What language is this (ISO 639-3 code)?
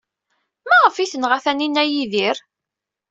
kab